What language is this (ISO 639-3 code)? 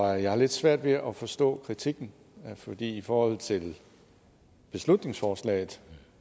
dan